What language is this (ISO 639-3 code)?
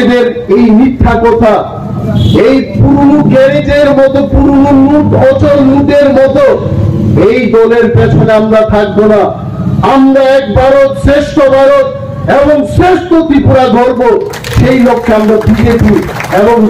ben